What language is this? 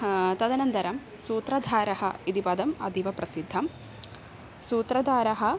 Sanskrit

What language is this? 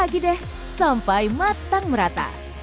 Indonesian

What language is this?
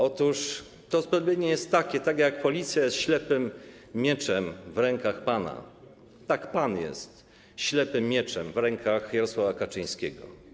Polish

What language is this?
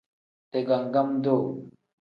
Tem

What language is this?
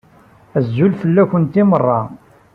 Kabyle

